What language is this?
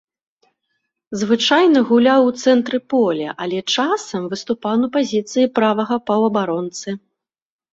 Belarusian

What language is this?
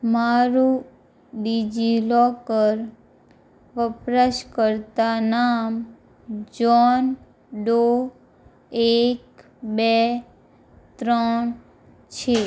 Gujarati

